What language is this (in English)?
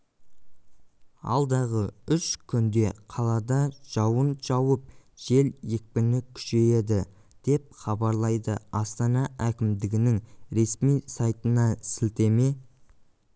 Kazakh